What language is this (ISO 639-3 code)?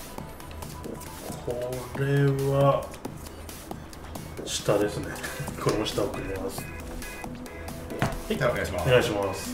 jpn